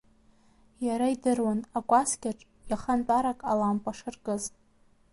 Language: Abkhazian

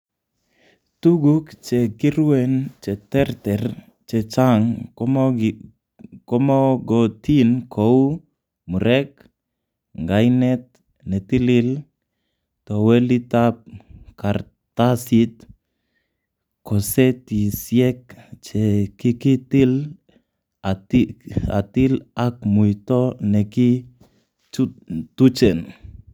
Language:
Kalenjin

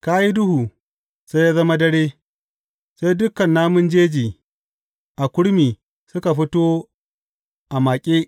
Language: Hausa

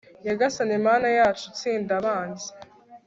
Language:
Kinyarwanda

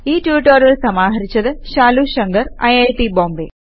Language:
Malayalam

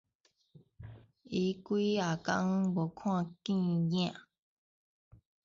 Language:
Min Nan Chinese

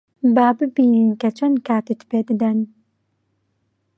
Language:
Central Kurdish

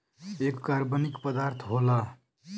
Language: Bhojpuri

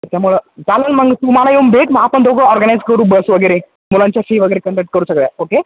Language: Marathi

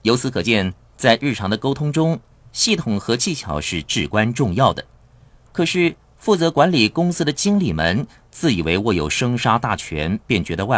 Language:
Chinese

